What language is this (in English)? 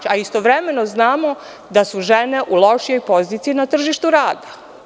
Serbian